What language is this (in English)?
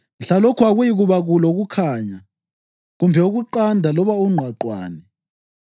North Ndebele